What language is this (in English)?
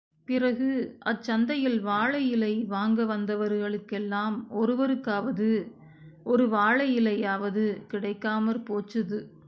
Tamil